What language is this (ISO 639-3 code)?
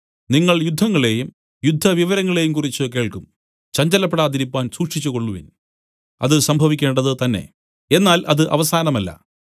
mal